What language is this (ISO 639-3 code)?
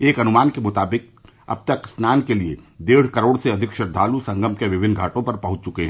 hin